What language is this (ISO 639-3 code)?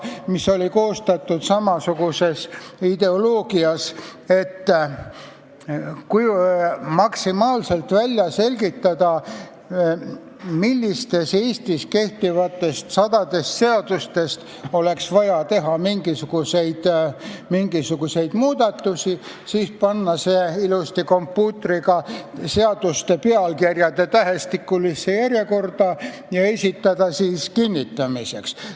est